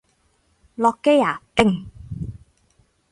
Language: Cantonese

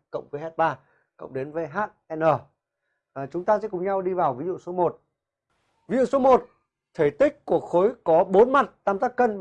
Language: Vietnamese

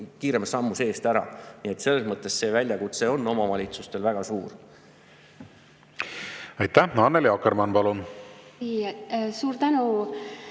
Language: Estonian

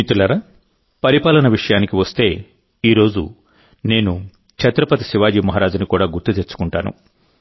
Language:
Telugu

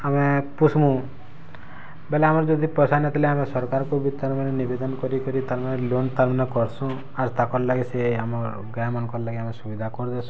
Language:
Odia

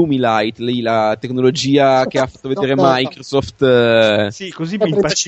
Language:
Italian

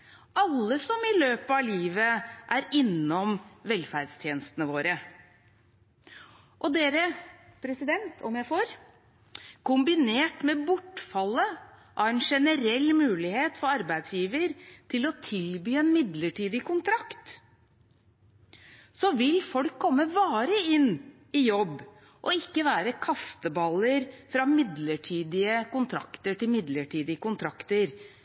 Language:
Norwegian Bokmål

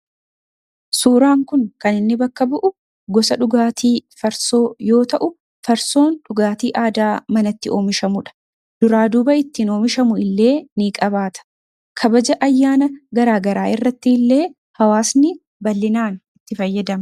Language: Oromo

